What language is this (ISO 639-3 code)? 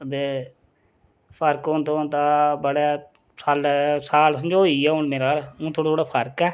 doi